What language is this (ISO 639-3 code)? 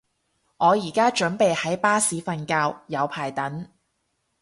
yue